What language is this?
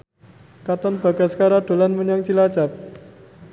Javanese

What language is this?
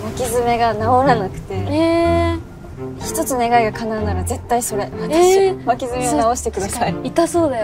Japanese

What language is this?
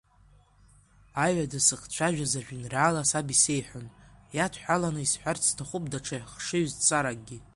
Abkhazian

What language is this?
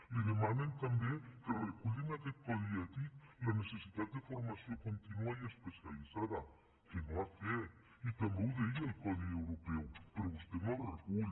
Catalan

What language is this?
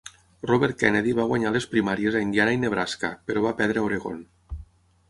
Catalan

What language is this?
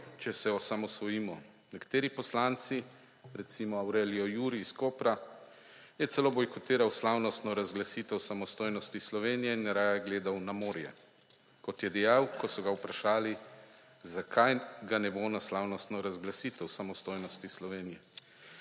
Slovenian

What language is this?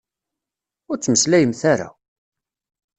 Kabyle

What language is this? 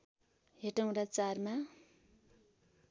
Nepali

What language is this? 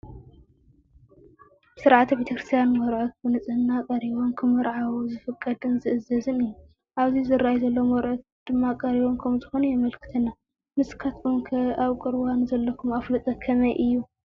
Tigrinya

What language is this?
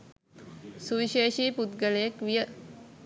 Sinhala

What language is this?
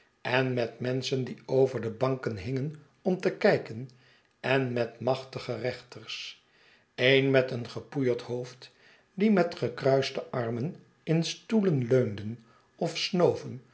Dutch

